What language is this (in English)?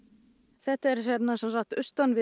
Icelandic